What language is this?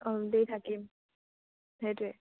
Assamese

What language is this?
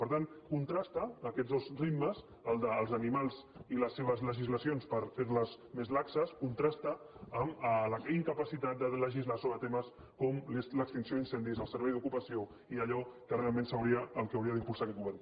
Catalan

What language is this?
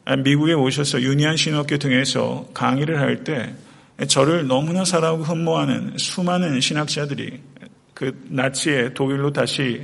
Korean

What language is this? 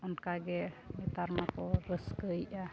Santali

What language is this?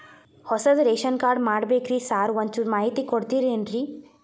Kannada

